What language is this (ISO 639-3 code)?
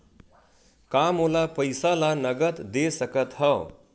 hne